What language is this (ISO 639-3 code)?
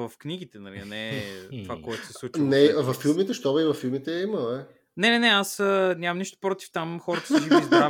bul